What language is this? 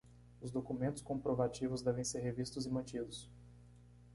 Portuguese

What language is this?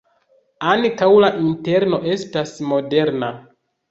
Esperanto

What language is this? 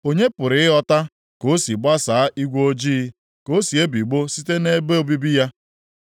Igbo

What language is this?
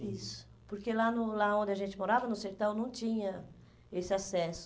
Portuguese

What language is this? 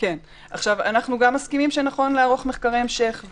Hebrew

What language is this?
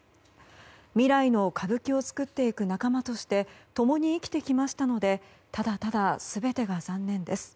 Japanese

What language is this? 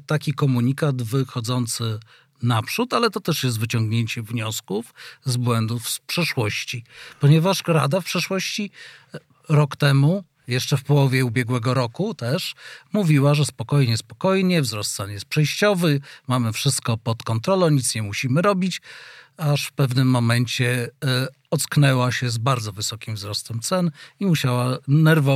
Polish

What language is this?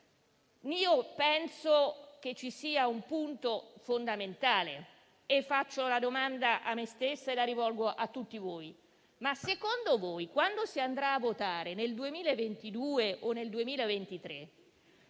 Italian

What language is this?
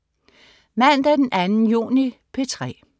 Danish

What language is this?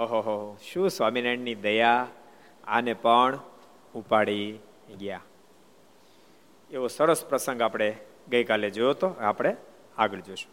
Gujarati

